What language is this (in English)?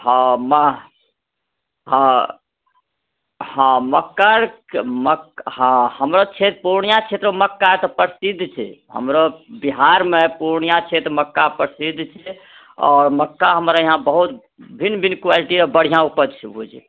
Maithili